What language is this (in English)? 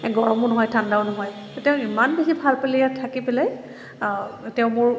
Assamese